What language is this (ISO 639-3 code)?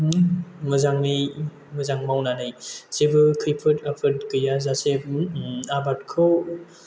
brx